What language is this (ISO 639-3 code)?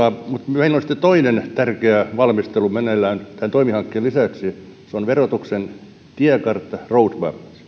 fin